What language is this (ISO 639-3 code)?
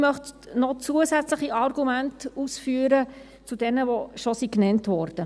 gsw